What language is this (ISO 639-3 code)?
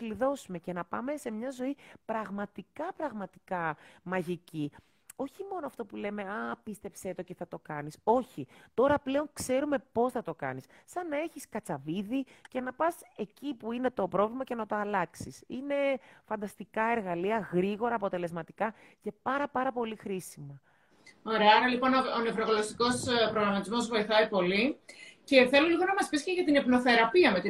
ell